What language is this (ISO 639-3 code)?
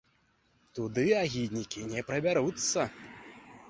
bel